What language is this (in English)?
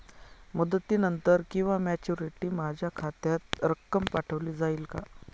Marathi